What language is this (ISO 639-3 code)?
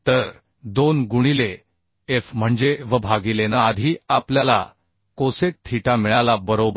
mar